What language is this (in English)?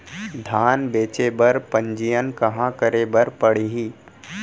Chhattisgarhi